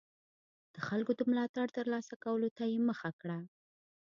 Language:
Pashto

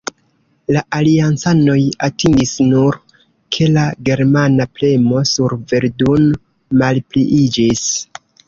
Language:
Esperanto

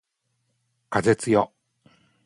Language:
Japanese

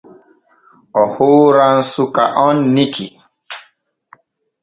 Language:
Borgu Fulfulde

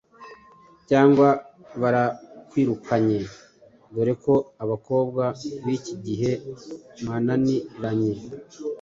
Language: Kinyarwanda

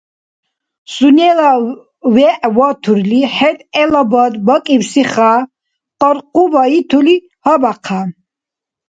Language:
Dargwa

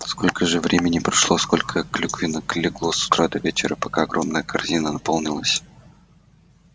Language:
Russian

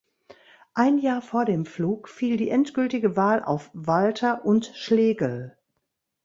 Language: German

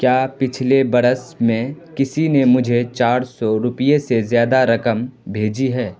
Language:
Urdu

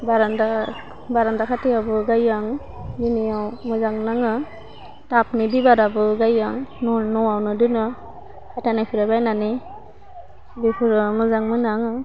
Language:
Bodo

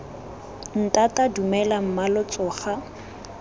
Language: Tswana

